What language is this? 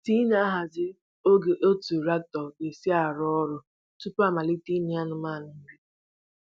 Igbo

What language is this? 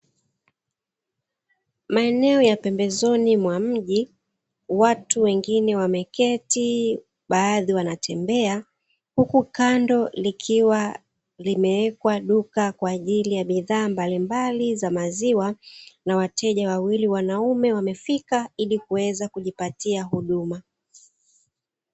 Swahili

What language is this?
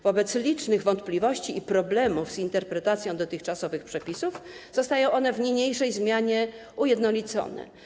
Polish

